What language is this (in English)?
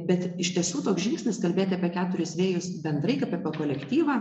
Lithuanian